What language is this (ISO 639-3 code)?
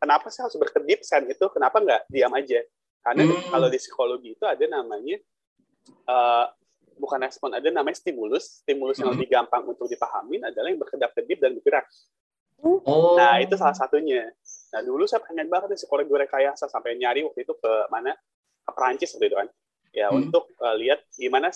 ind